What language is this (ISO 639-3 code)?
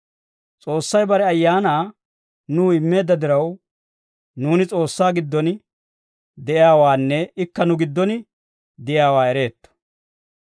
dwr